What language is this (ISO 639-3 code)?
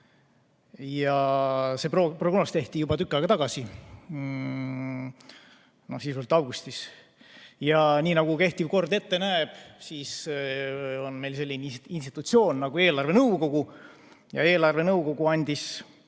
est